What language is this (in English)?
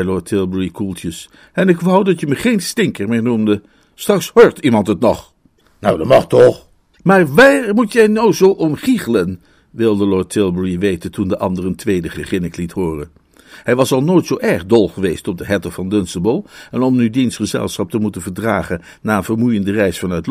Dutch